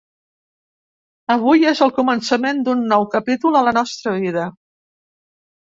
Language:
Catalan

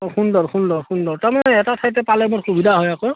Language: Assamese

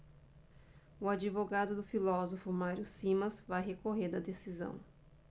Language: Portuguese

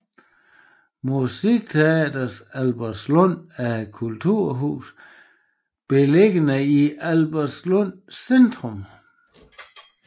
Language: Danish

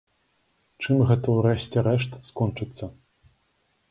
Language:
Belarusian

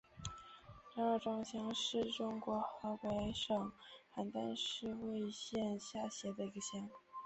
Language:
Chinese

